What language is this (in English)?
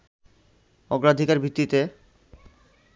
Bangla